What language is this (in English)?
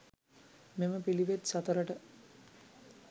Sinhala